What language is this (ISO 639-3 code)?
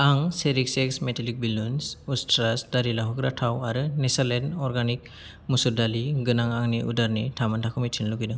brx